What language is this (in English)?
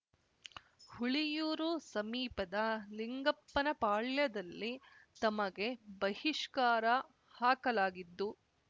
Kannada